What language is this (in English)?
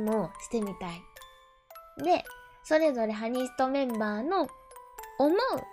Japanese